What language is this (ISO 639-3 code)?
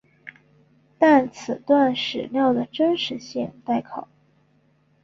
zho